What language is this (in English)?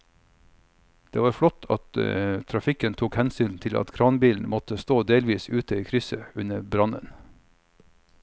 Norwegian